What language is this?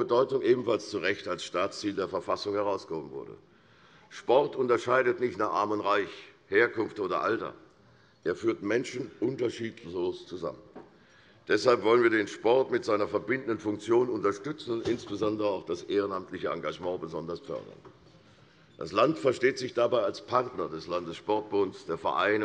German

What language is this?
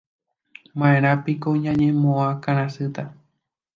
Guarani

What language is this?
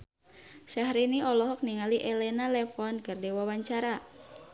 Sundanese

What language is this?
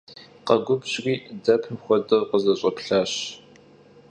Kabardian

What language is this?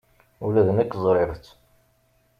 Kabyle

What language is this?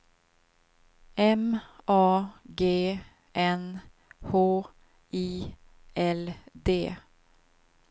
Swedish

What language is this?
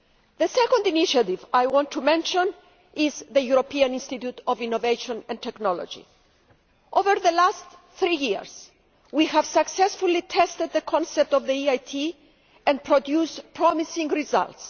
English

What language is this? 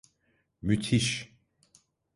Turkish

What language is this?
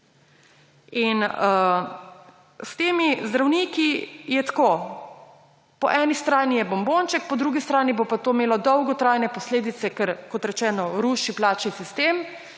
Slovenian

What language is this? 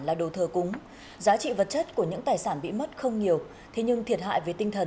Vietnamese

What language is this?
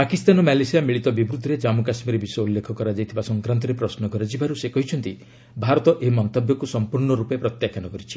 Odia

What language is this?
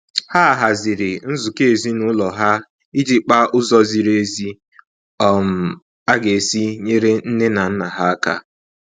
Igbo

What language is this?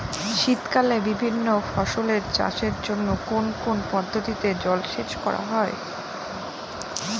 Bangla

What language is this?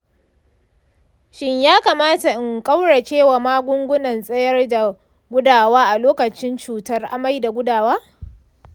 Hausa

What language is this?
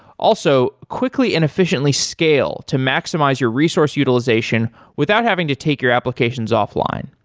English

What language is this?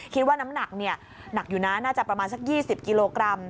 Thai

